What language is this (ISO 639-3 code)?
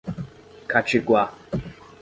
por